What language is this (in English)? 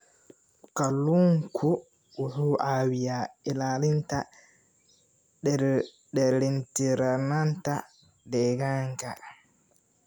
Somali